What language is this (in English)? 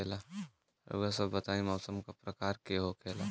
Bhojpuri